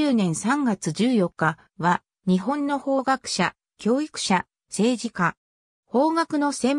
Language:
Japanese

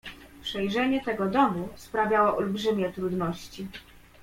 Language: Polish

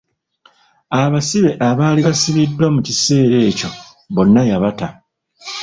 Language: Ganda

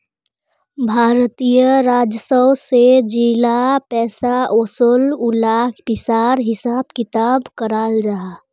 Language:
Magahi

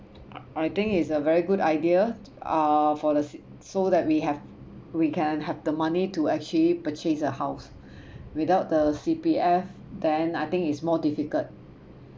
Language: English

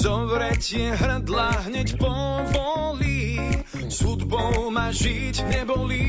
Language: Slovak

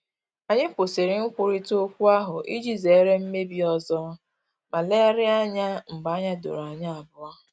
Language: Igbo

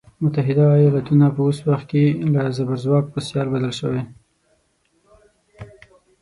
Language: Pashto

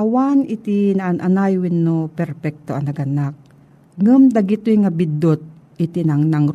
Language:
Filipino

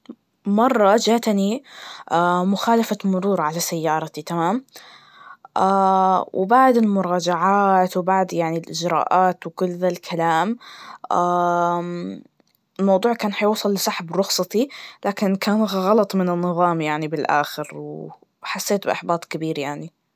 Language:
Najdi Arabic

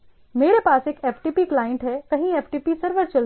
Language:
Hindi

